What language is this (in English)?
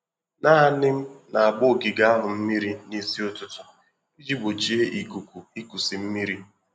Igbo